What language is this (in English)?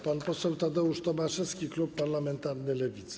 Polish